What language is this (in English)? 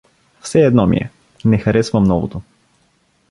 Bulgarian